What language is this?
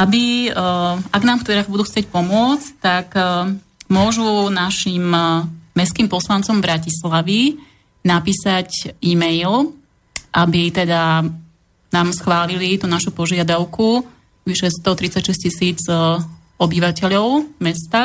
Slovak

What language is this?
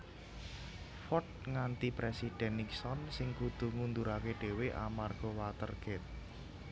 Javanese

